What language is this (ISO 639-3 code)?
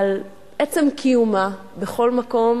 heb